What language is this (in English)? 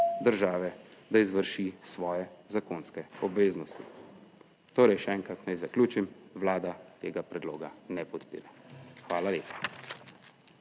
Slovenian